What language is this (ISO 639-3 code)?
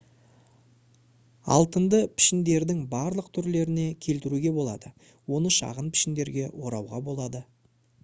kaz